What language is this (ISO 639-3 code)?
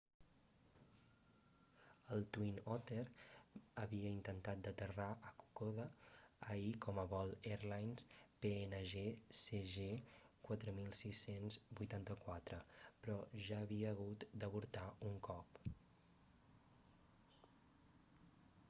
cat